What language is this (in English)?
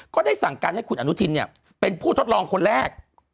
Thai